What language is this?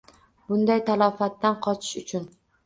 Uzbek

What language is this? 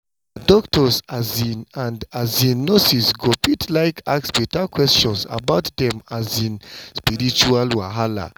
Nigerian Pidgin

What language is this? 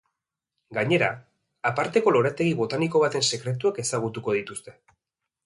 Basque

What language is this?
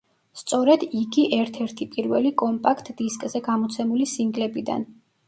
Georgian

